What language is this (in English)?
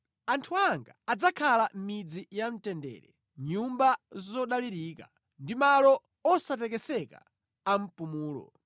Nyanja